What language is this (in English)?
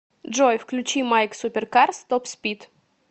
Russian